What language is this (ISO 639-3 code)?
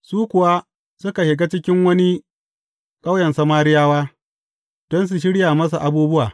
hau